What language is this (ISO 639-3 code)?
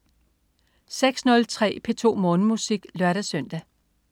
dan